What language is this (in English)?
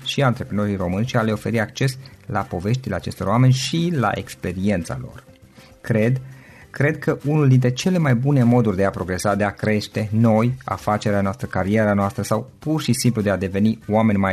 Romanian